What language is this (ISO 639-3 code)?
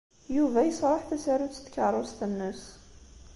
kab